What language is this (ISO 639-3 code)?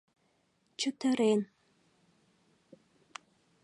chm